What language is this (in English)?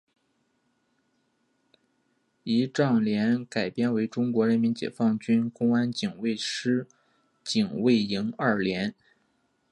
Chinese